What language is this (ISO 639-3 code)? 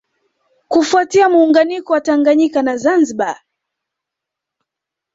swa